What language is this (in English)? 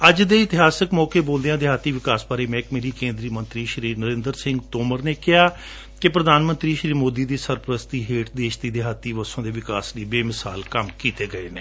Punjabi